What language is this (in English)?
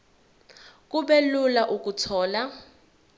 Zulu